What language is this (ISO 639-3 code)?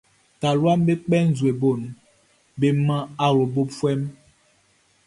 bci